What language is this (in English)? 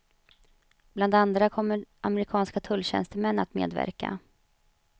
Swedish